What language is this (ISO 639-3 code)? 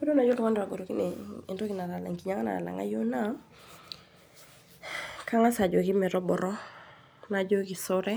mas